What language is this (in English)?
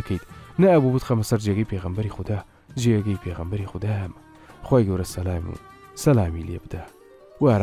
Arabic